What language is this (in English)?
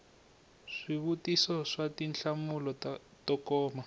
Tsonga